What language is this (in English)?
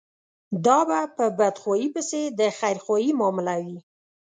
Pashto